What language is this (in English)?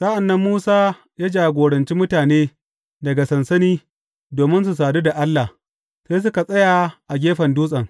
Hausa